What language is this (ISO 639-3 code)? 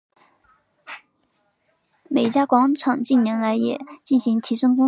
zho